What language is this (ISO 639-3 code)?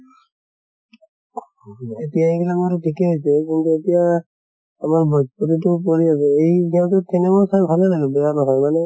asm